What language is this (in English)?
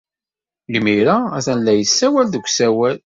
Kabyle